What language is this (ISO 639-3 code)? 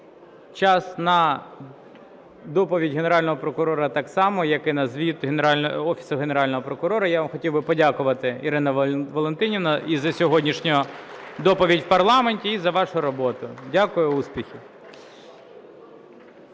ukr